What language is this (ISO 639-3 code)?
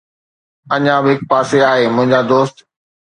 snd